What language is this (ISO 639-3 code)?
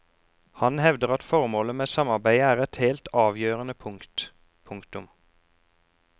nor